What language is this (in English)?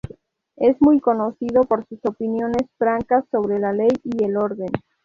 Spanish